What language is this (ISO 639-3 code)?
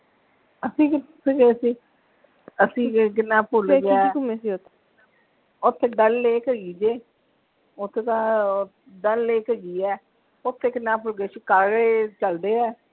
pan